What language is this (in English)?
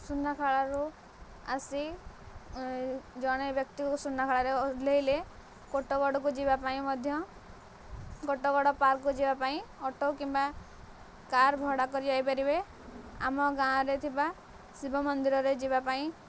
Odia